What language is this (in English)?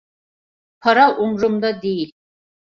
Turkish